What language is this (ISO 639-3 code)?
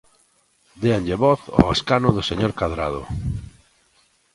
glg